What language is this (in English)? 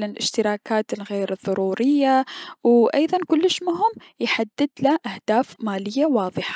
Mesopotamian Arabic